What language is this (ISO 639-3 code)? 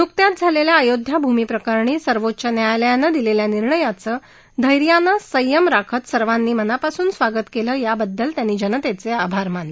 mar